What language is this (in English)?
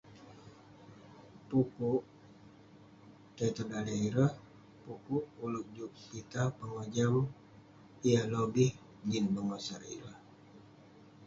Western Penan